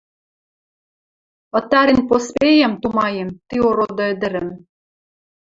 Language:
Western Mari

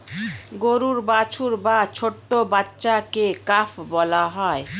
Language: Bangla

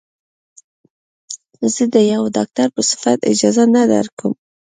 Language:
Pashto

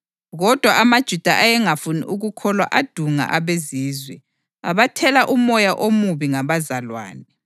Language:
North Ndebele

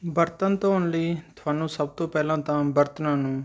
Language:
Punjabi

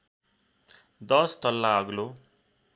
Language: Nepali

